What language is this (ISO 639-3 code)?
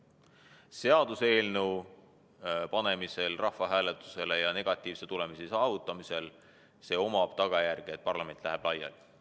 est